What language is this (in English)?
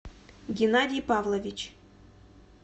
Russian